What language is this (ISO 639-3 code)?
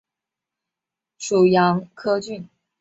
zho